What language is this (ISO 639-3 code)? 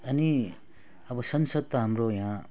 nep